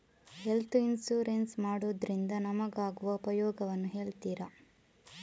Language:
Kannada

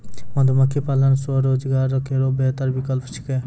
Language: Maithili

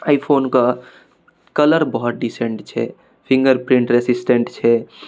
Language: Maithili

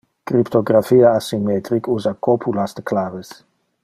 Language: Interlingua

